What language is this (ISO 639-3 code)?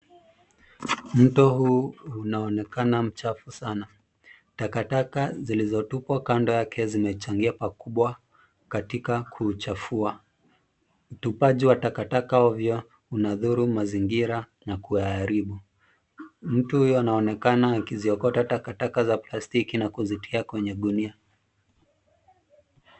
swa